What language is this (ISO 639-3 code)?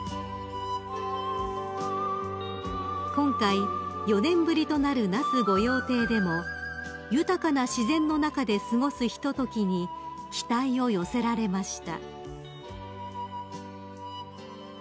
jpn